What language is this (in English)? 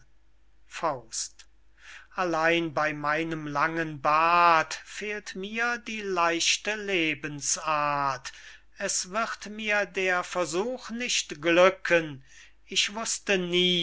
German